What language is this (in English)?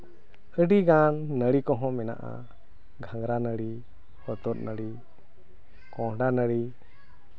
Santali